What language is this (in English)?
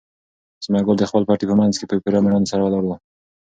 Pashto